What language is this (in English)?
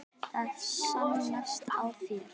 Icelandic